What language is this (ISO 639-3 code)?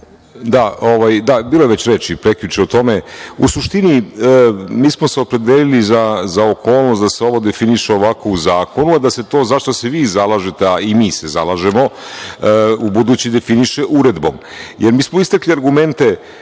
srp